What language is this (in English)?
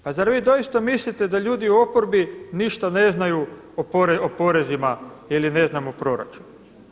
Croatian